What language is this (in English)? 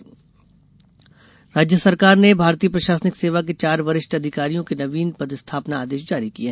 Hindi